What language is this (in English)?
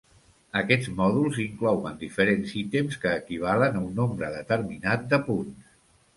Catalan